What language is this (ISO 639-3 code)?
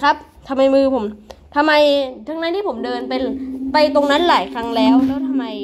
tha